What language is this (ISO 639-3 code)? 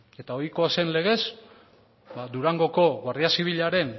eus